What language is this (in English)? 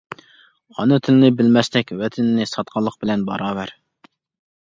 Uyghur